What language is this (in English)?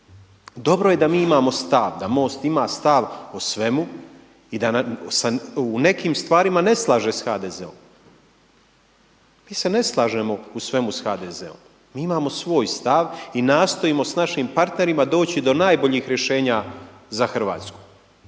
Croatian